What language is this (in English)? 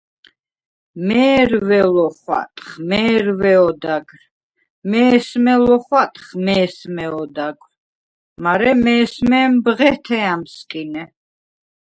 Svan